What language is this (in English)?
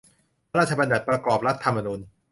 Thai